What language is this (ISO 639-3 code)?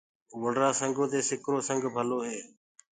ggg